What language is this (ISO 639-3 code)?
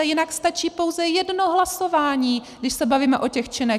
ces